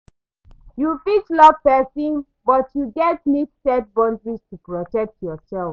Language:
Nigerian Pidgin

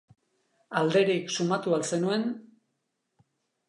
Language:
Basque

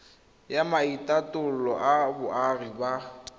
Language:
Tswana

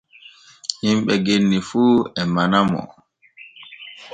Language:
Borgu Fulfulde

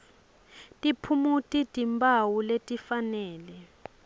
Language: Swati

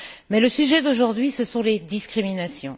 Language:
French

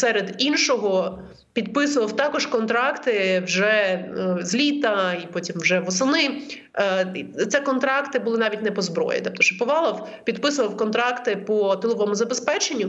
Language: Ukrainian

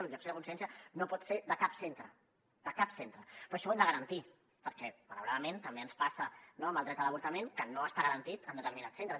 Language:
Catalan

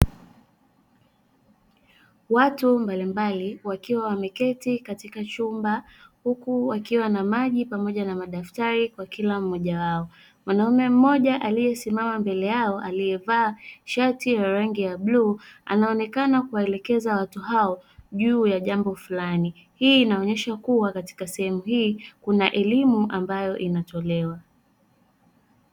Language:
Swahili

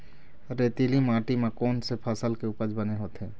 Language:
Chhattisgarhi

